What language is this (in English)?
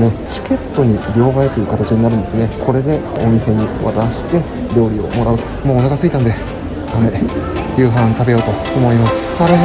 Japanese